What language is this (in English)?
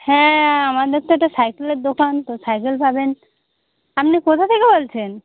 Bangla